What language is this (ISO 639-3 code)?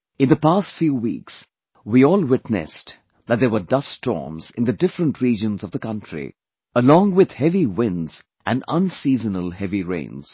eng